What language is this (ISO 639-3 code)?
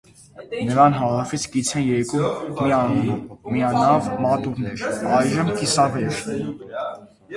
hye